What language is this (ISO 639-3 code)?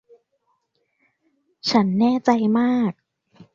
tha